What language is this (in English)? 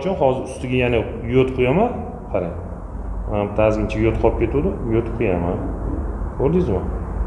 Uzbek